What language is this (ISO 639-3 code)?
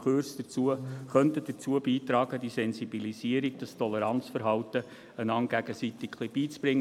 gsw